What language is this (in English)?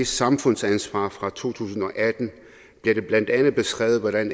Danish